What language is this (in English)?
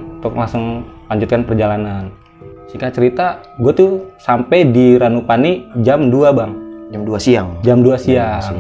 Indonesian